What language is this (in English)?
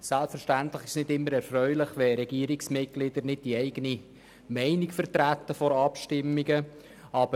Swiss German